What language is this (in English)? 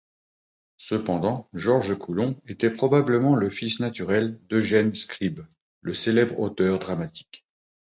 French